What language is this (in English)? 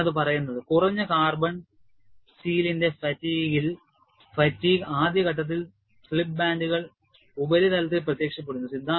Malayalam